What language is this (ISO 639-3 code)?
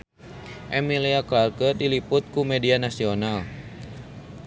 sun